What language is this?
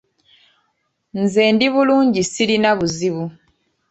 Ganda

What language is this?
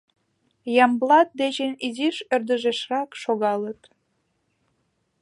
Mari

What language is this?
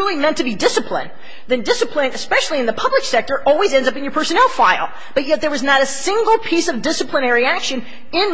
English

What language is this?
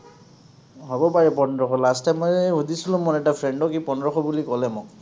Assamese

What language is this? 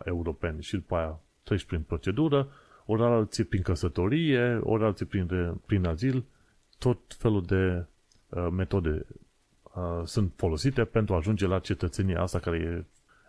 Romanian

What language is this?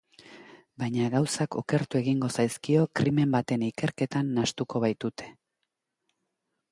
Basque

